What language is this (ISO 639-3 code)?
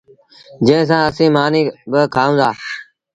sbn